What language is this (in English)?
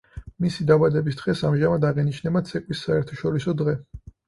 Georgian